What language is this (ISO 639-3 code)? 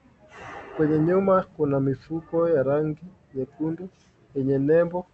swa